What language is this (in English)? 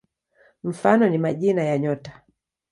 Swahili